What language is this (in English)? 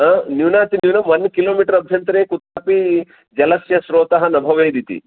Sanskrit